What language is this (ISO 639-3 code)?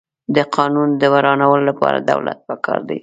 pus